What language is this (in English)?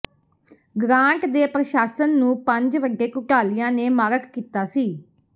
Punjabi